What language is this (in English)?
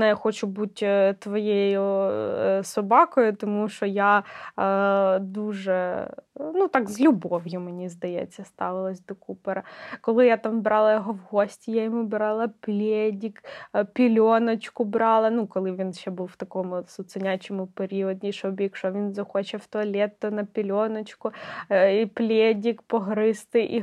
Ukrainian